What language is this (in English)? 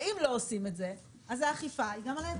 Hebrew